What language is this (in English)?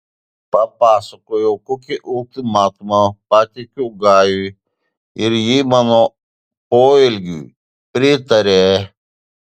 Lithuanian